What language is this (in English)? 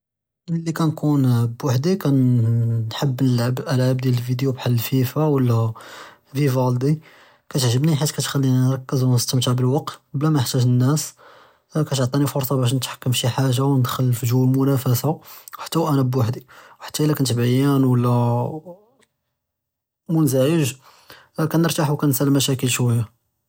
Judeo-Arabic